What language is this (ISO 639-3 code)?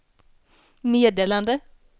swe